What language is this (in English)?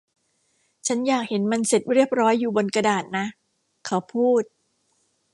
Thai